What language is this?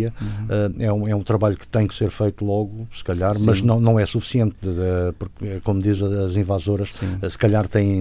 Portuguese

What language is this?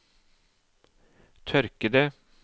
Norwegian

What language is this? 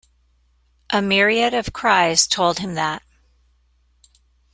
English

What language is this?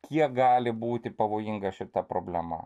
Lithuanian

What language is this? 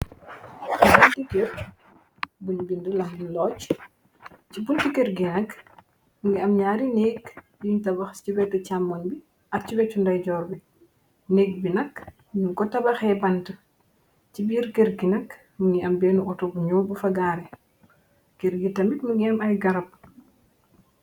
Wolof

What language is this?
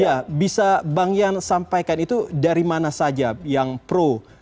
Indonesian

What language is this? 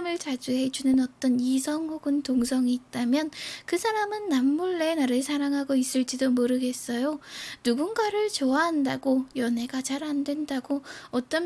Korean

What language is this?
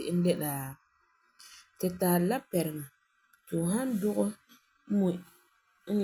Frafra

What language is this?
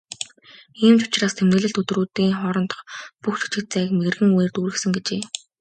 Mongolian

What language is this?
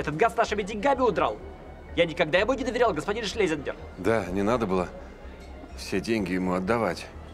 Russian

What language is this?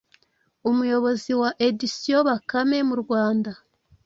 Kinyarwanda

